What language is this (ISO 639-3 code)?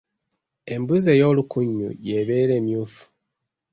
lug